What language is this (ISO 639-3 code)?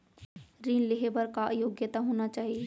hne